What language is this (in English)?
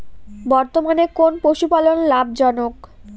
Bangla